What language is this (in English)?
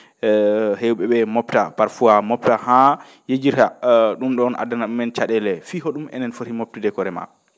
Fula